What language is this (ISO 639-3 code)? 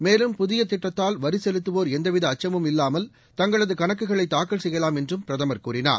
tam